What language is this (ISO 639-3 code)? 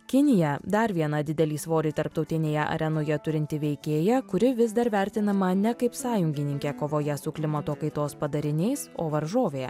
lit